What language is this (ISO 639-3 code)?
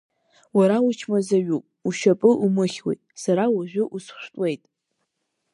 abk